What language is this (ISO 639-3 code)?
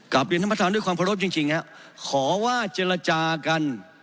tha